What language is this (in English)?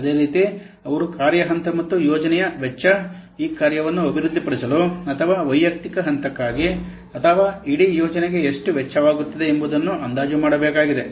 Kannada